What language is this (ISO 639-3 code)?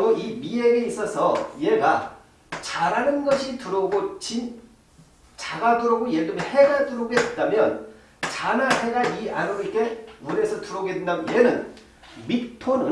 kor